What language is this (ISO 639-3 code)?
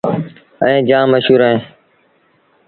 sbn